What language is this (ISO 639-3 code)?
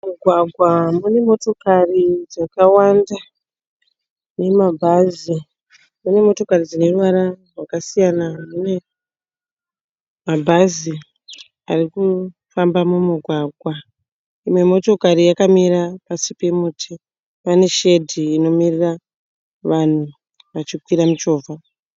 sna